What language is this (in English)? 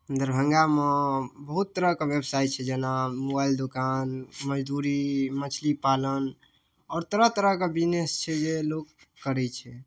Maithili